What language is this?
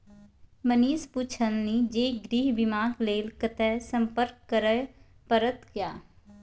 Maithili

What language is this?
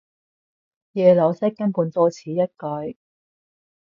Cantonese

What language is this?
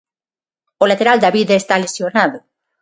Galician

